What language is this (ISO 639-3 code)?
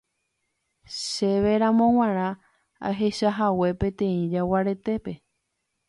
grn